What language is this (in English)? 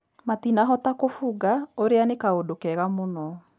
Kikuyu